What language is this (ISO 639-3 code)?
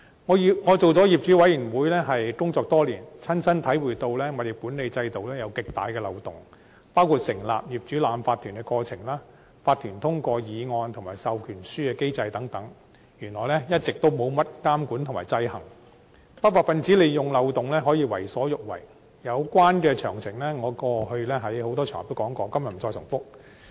yue